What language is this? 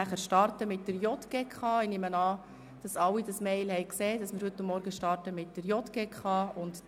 Swiss German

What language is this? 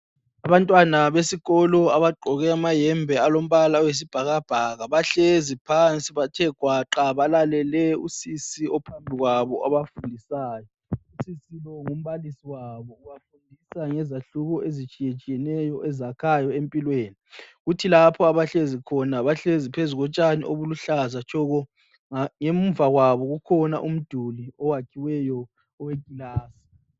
North Ndebele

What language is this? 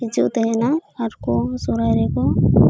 Santali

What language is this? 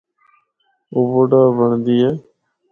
Northern Hindko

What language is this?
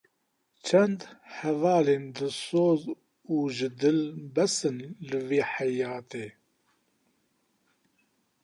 Kurdish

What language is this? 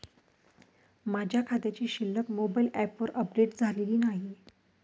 Marathi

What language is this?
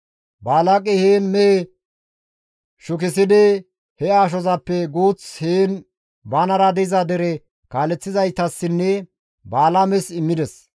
Gamo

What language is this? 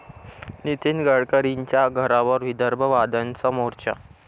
Marathi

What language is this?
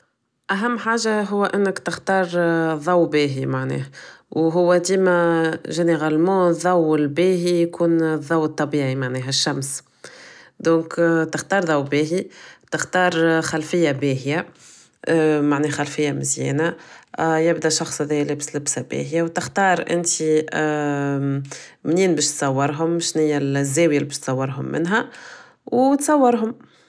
Tunisian Arabic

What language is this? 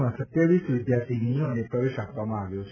Gujarati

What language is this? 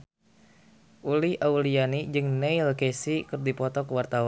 Sundanese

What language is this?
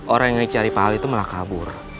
Indonesian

